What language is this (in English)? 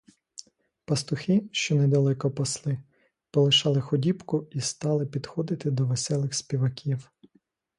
Ukrainian